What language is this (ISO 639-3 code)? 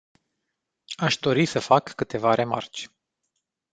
ron